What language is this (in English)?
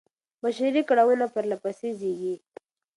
Pashto